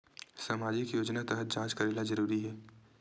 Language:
Chhattisgarhi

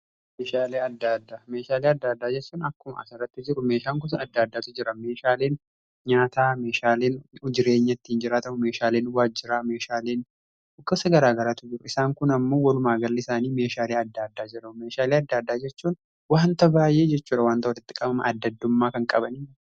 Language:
Oromo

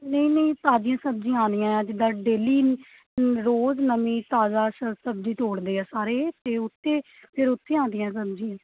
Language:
Punjabi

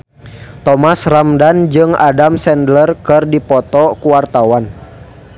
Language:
Sundanese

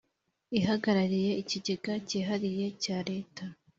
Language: Kinyarwanda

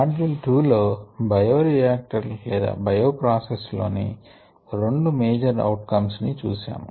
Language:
Telugu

